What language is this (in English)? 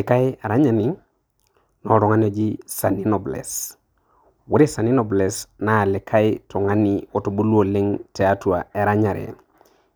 Masai